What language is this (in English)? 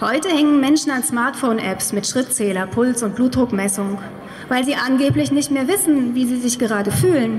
German